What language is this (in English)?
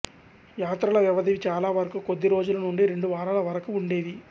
Telugu